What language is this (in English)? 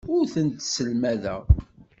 Kabyle